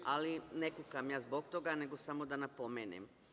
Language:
Serbian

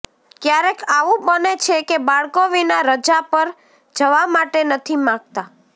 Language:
Gujarati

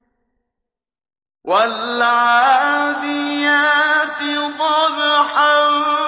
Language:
Arabic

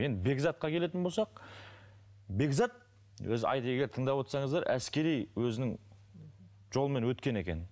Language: Kazakh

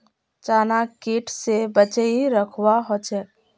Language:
Magahi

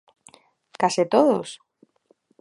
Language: Galician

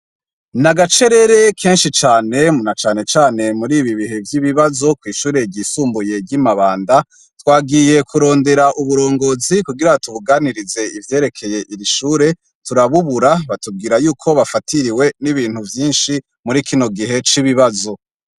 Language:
Rundi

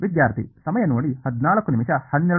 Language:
Kannada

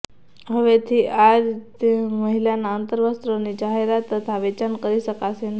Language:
Gujarati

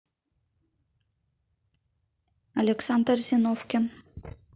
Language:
Russian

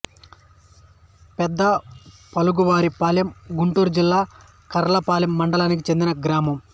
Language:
Telugu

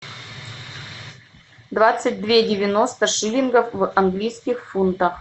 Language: Russian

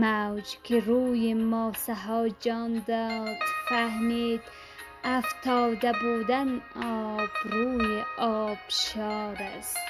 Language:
Persian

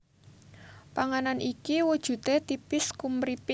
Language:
Javanese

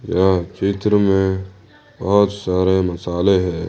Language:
Hindi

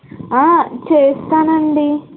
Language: Telugu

